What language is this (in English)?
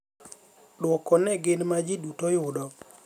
Luo (Kenya and Tanzania)